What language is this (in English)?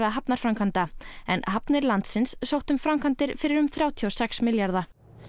Icelandic